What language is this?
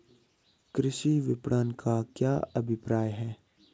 Hindi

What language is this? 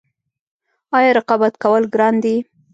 Pashto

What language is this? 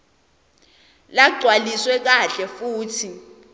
Swati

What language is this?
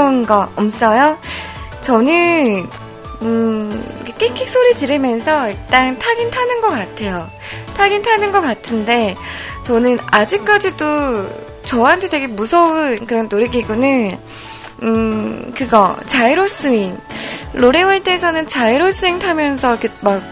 Korean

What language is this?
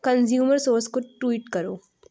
Urdu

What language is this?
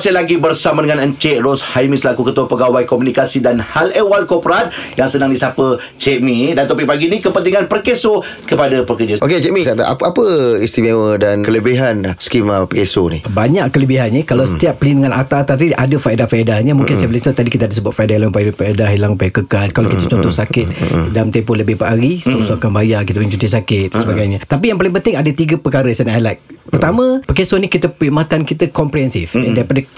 Malay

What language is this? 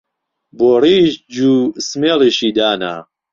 Central Kurdish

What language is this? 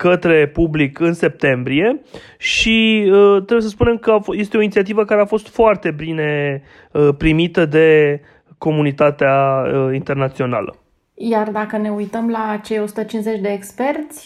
Romanian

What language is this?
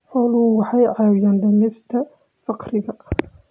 Somali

